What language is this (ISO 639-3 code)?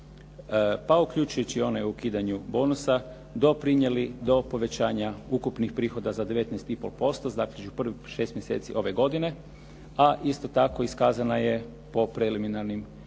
hrv